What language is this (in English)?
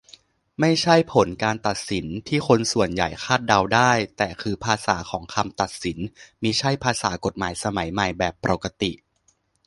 Thai